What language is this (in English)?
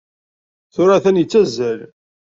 Kabyle